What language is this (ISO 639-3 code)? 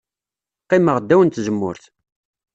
kab